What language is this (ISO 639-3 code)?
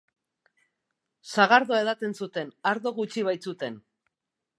eus